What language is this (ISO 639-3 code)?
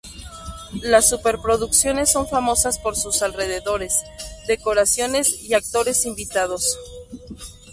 spa